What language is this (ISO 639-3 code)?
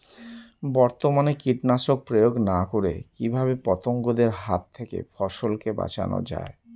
ben